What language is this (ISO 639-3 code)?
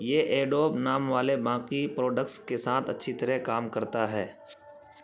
urd